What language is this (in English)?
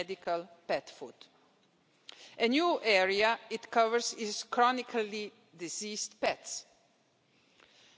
English